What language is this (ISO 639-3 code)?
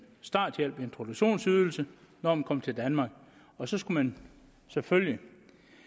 dan